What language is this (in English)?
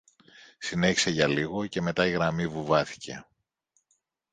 Greek